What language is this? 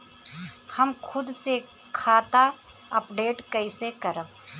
Bhojpuri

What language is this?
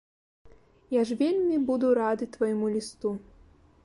Belarusian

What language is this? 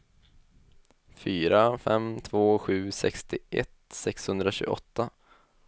Swedish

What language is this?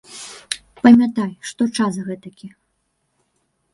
Belarusian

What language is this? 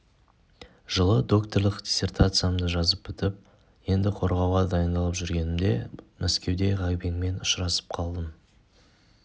Kazakh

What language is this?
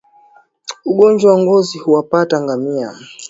Swahili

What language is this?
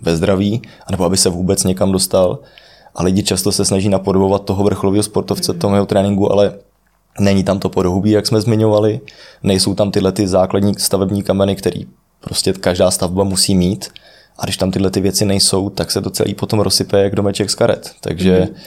Czech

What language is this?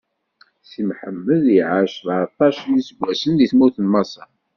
Kabyle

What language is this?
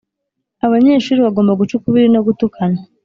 Kinyarwanda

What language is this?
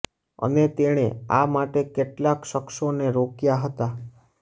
Gujarati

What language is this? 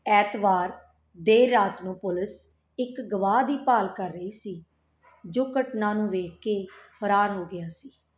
Punjabi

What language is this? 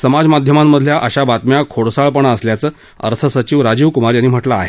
Marathi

